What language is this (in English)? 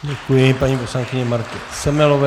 Czech